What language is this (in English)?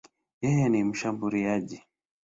Swahili